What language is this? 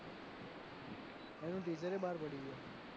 Gujarati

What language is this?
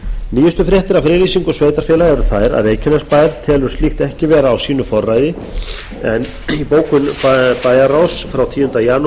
Icelandic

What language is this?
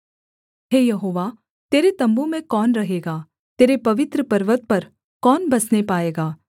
Hindi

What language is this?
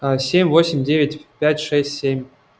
Russian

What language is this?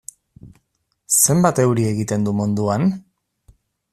Basque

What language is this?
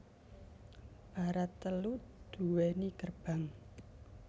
Javanese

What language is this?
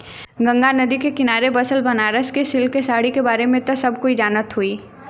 Bhojpuri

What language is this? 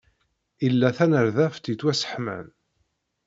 Kabyle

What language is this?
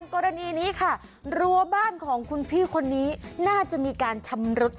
Thai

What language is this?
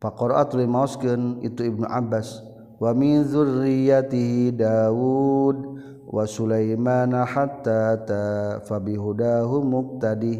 Malay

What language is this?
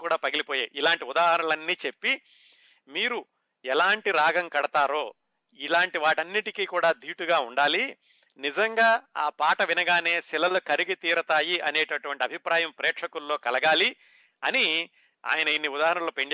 Telugu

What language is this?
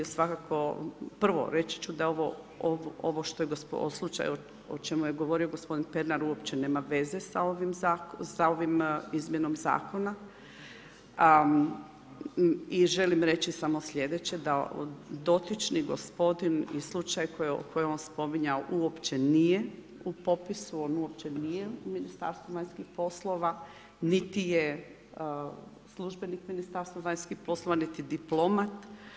Croatian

